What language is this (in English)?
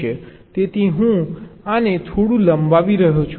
Gujarati